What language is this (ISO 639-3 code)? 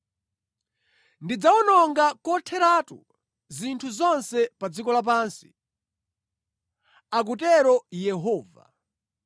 nya